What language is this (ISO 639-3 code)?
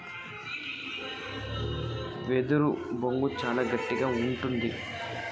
tel